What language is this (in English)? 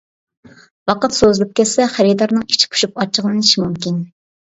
Uyghur